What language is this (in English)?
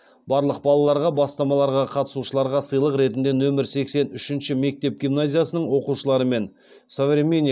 Kazakh